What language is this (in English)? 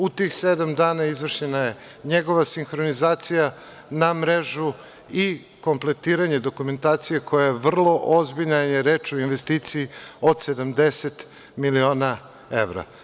Serbian